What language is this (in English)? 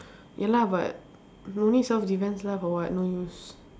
English